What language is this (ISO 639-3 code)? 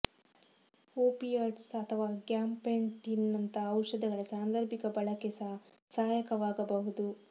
kan